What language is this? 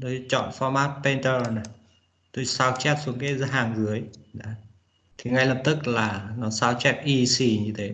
Vietnamese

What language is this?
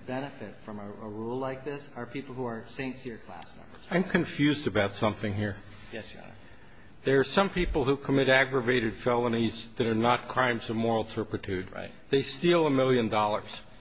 English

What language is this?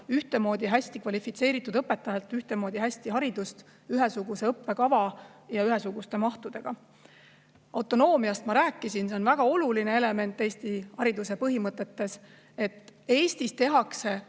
Estonian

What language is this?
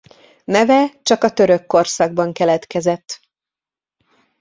Hungarian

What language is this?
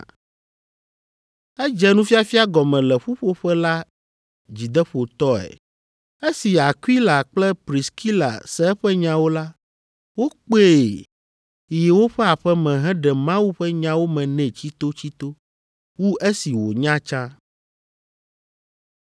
Ewe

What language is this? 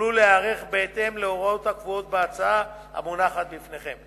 Hebrew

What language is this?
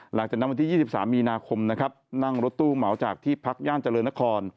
Thai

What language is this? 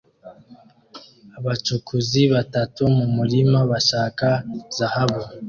Kinyarwanda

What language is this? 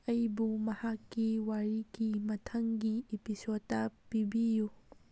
Manipuri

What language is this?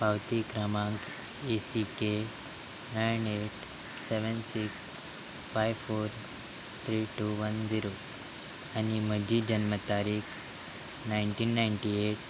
Konkani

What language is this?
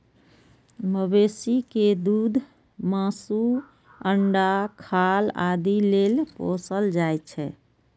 Maithili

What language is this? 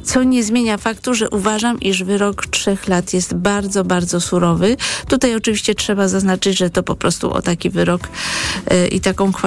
Polish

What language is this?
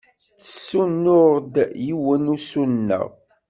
Kabyle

